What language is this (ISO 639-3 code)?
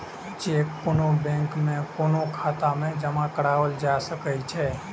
mai